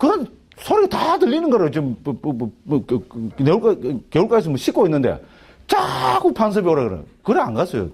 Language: Korean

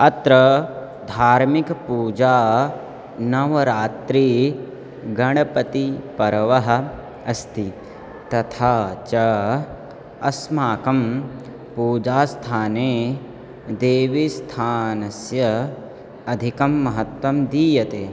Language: Sanskrit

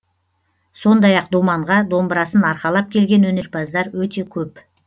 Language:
Kazakh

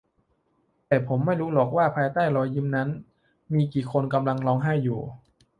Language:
Thai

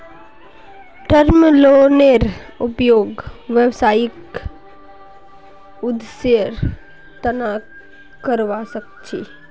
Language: Magahi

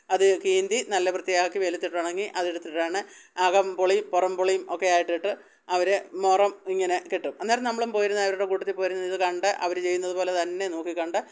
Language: Malayalam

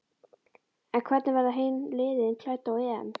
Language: Icelandic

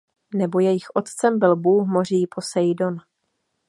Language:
Czech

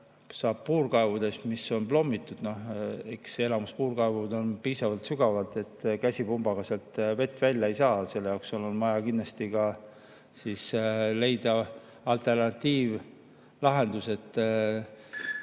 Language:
Estonian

